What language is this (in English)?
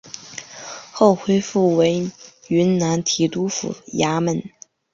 Chinese